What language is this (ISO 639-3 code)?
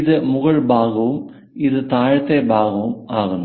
mal